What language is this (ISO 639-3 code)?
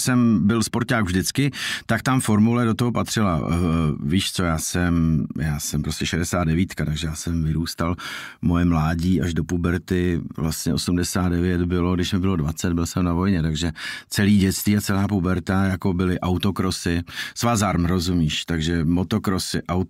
ces